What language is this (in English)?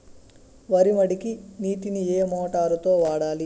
Telugu